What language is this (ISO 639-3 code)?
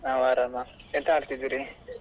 kan